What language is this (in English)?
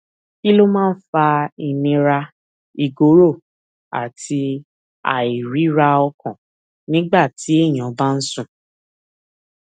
Yoruba